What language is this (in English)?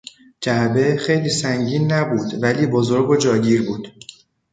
Persian